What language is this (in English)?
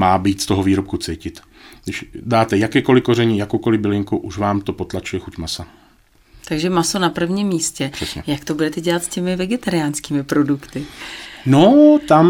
Czech